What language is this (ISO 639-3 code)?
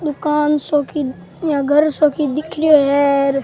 raj